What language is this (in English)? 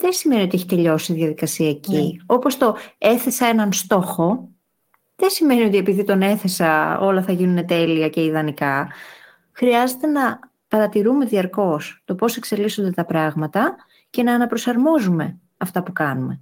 Greek